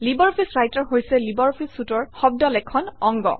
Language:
Assamese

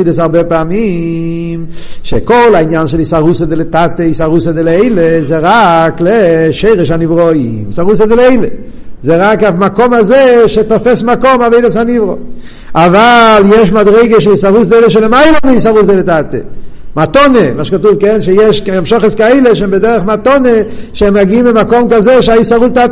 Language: Hebrew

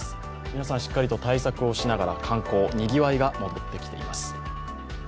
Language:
Japanese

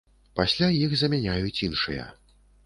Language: Belarusian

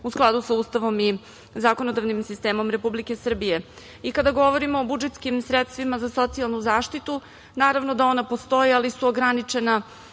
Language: Serbian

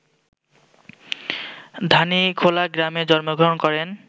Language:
Bangla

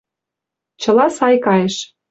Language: Mari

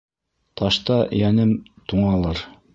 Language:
Bashkir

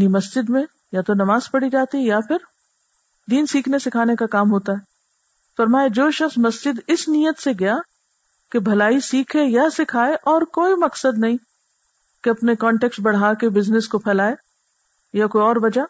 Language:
Urdu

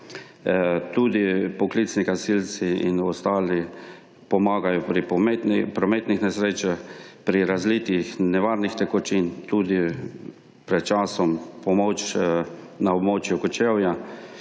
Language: Slovenian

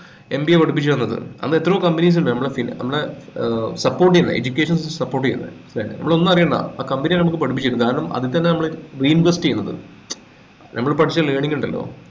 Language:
Malayalam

